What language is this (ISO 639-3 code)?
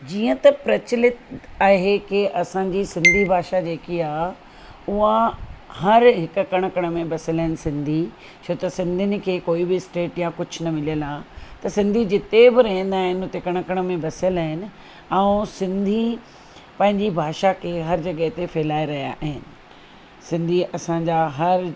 snd